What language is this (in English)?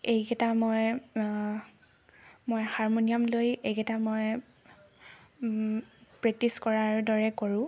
Assamese